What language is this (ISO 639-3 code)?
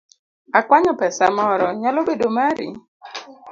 luo